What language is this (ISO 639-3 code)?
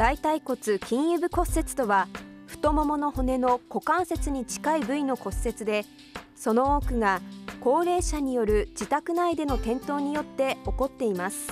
jpn